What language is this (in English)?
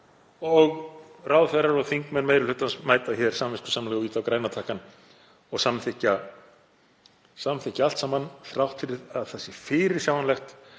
Icelandic